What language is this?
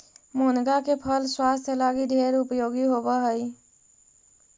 Magahi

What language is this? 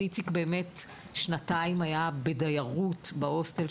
Hebrew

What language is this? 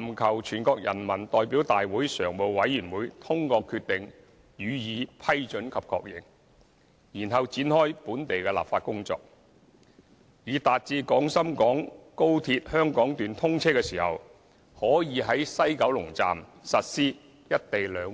Cantonese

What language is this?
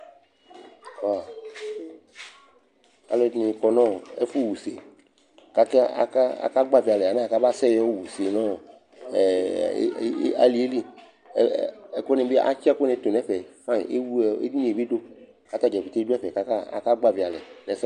Ikposo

